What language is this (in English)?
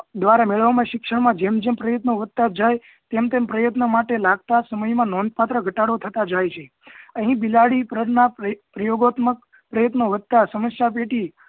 Gujarati